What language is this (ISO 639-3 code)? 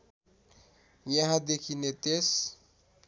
nep